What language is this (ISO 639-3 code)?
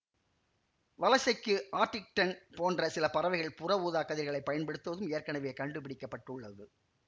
tam